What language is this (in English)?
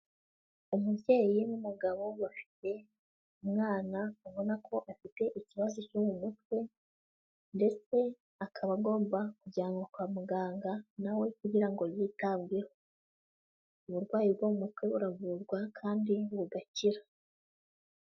Kinyarwanda